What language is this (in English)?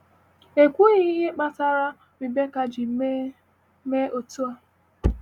Igbo